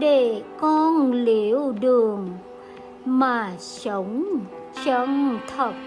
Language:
Vietnamese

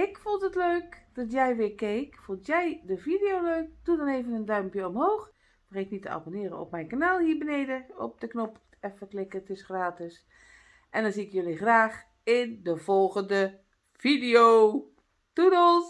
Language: Dutch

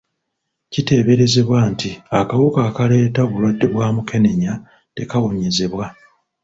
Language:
Ganda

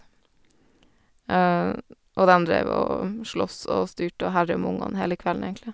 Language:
Norwegian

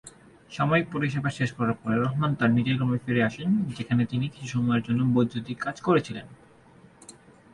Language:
Bangla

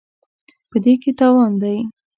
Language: Pashto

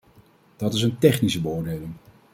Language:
Dutch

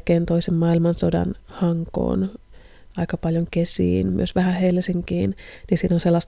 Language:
Finnish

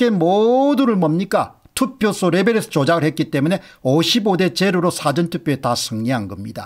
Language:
Korean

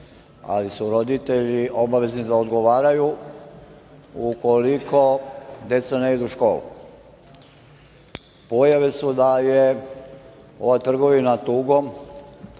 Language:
Serbian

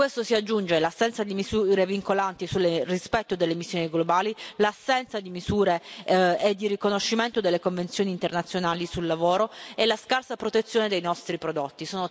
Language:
Italian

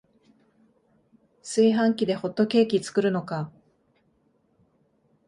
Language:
Japanese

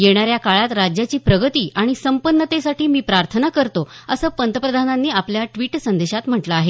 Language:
Marathi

